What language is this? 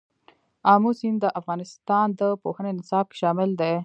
Pashto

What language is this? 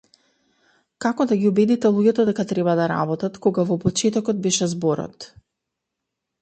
Macedonian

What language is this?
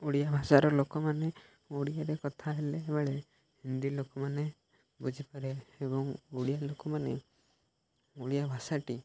Odia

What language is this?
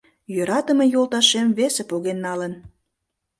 Mari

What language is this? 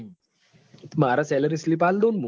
Gujarati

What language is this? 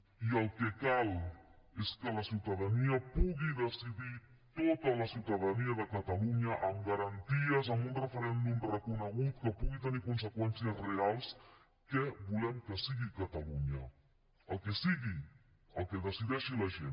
Catalan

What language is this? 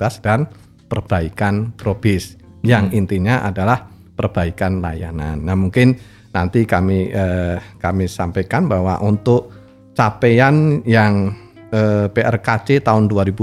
Indonesian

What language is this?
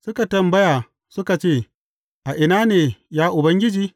Hausa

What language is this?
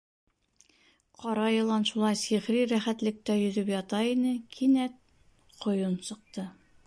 Bashkir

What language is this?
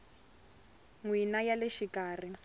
Tsonga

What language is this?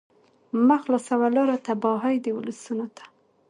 Pashto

